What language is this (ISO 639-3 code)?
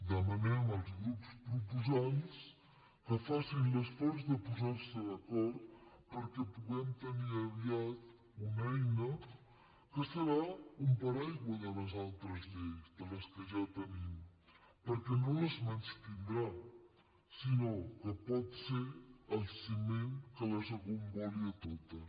cat